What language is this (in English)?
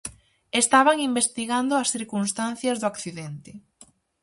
Galician